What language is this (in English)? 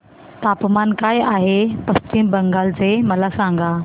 Marathi